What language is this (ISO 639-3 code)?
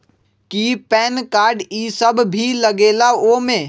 mag